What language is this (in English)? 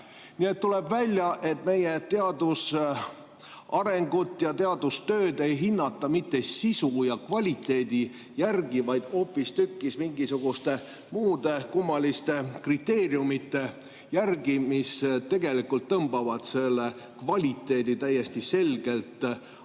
Estonian